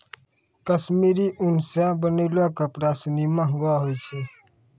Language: Maithili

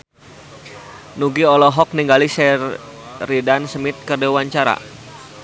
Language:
Sundanese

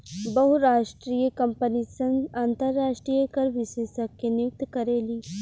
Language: Bhojpuri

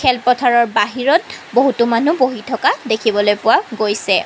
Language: Assamese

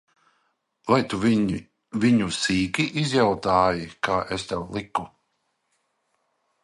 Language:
Latvian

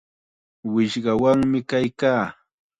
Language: Chiquián Ancash Quechua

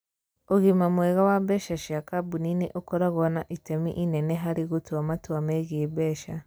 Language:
Kikuyu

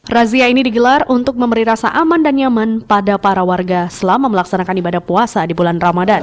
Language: Indonesian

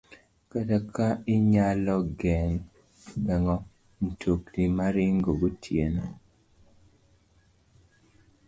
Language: Luo (Kenya and Tanzania)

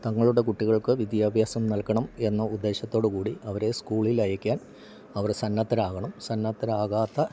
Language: Malayalam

